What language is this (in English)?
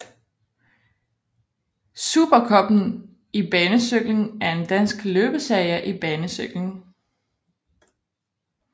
Danish